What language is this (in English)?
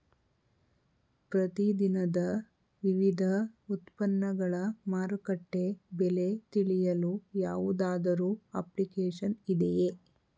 Kannada